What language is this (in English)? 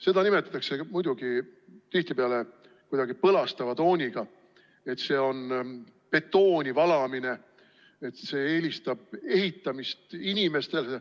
Estonian